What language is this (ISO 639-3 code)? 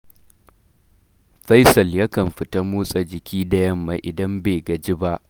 hau